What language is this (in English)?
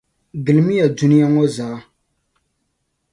Dagbani